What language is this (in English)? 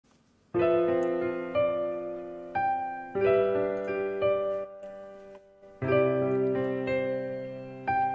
Japanese